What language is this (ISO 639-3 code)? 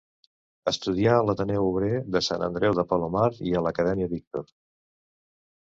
cat